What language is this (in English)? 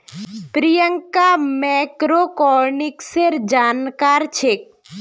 Magahi